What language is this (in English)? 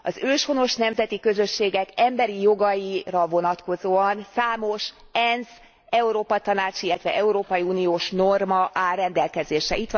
Hungarian